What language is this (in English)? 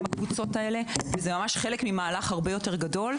Hebrew